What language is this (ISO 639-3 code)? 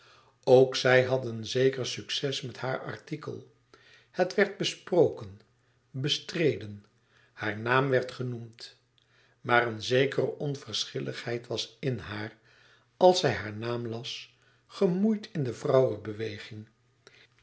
nld